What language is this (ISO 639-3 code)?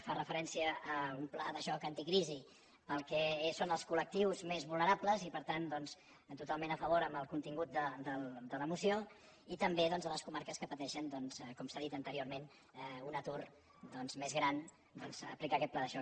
cat